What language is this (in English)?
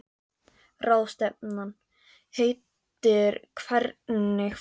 Icelandic